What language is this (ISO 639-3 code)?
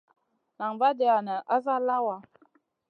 mcn